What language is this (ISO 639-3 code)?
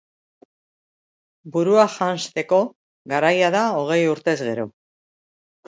eus